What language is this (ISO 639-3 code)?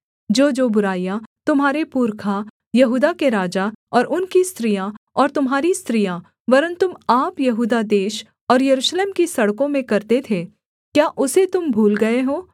hin